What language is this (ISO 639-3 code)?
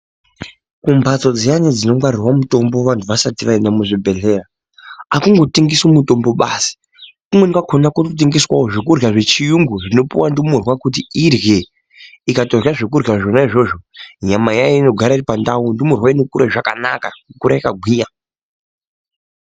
ndc